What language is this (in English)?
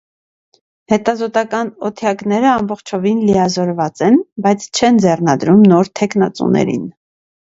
Armenian